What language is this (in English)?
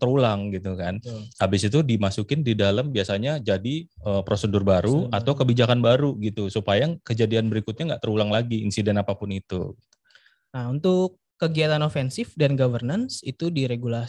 Indonesian